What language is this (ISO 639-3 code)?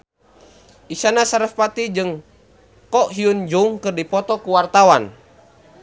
sun